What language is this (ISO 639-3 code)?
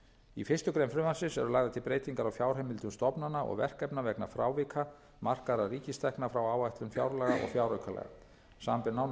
isl